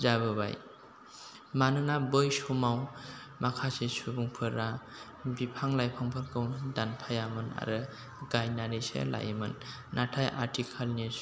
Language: Bodo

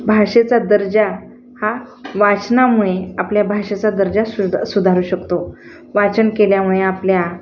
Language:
Marathi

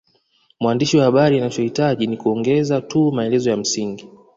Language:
Swahili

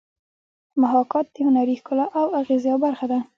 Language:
Pashto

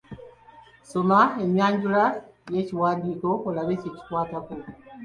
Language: Ganda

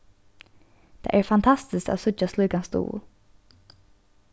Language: Faroese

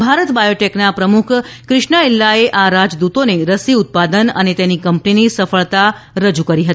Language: Gujarati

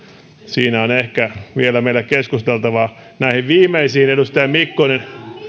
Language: Finnish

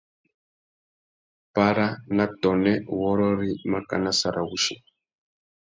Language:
Tuki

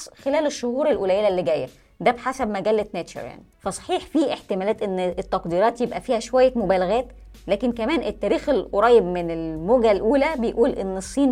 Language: Arabic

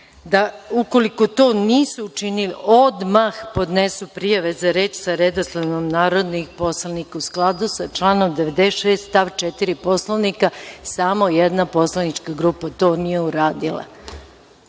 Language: Serbian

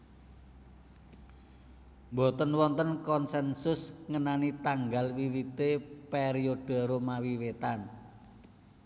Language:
Javanese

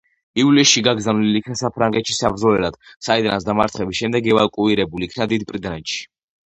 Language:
Georgian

